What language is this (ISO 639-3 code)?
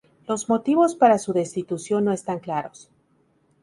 spa